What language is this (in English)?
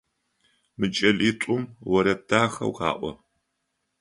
Adyghe